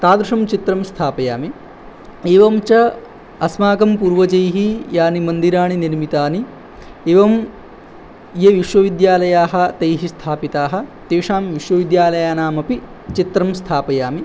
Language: Sanskrit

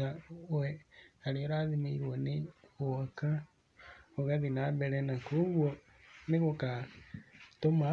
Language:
Kikuyu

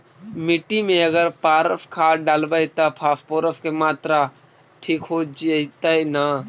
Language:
Magahi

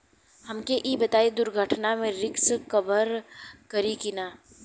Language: Bhojpuri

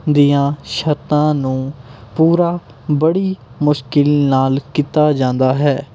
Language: Punjabi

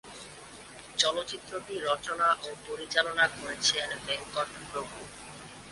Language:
Bangla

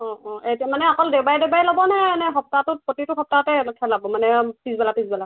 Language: Assamese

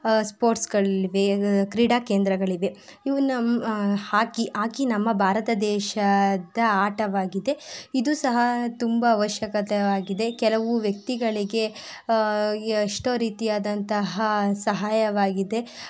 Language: Kannada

